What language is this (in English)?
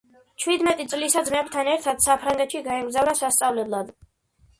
Georgian